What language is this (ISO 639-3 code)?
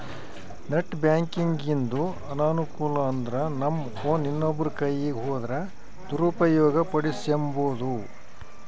kan